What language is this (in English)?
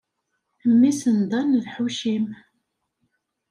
Kabyle